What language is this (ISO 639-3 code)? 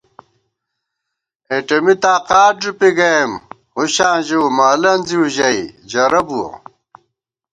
gwt